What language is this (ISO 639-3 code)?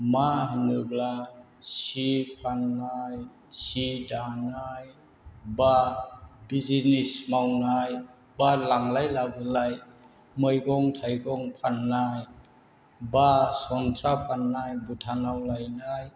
brx